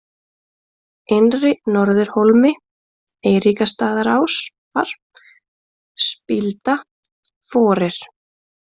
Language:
Icelandic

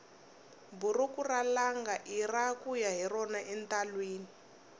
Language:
Tsonga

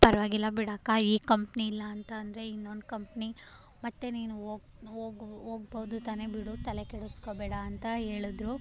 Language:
Kannada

